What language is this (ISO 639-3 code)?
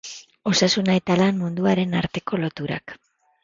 eus